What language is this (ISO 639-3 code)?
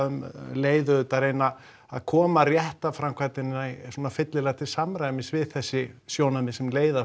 isl